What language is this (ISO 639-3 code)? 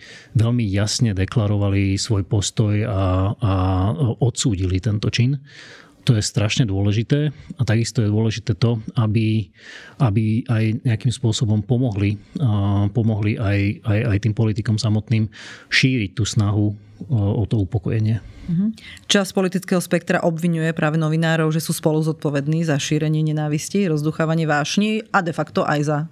slk